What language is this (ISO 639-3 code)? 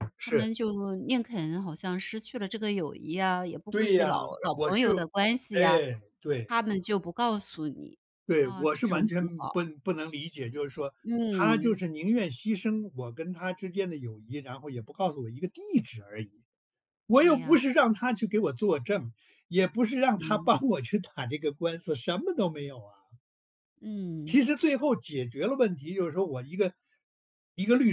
zho